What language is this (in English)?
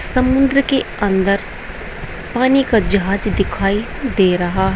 Hindi